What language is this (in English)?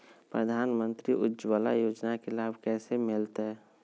Magahi